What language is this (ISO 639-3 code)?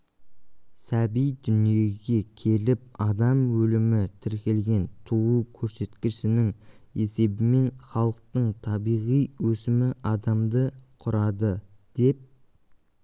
kaz